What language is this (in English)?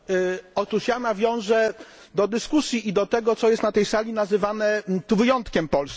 Polish